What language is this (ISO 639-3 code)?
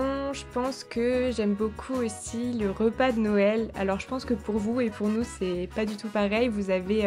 fra